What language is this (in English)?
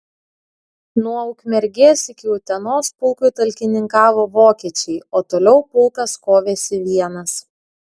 Lithuanian